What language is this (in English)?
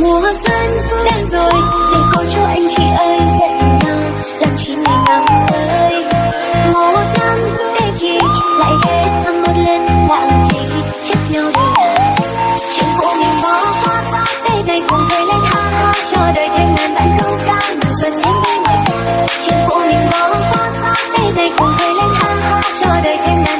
Vietnamese